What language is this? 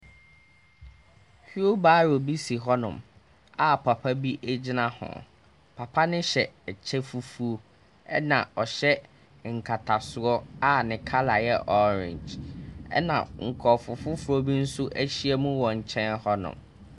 Akan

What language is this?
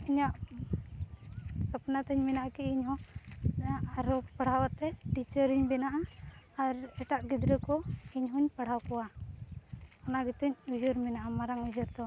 Santali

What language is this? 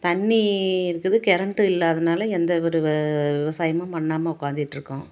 Tamil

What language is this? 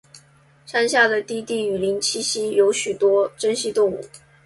Chinese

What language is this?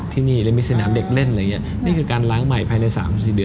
Thai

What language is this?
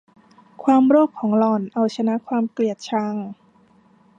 Thai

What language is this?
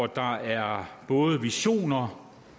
Danish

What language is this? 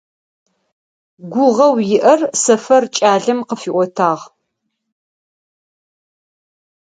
Adyghe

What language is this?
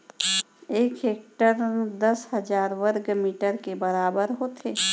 Chhattisgarhi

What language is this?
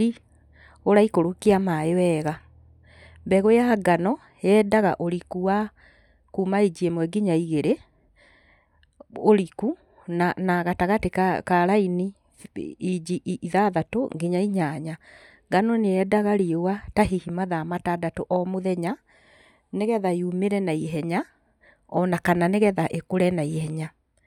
Kikuyu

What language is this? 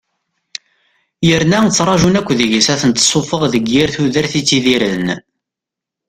Kabyle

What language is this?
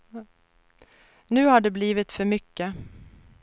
Swedish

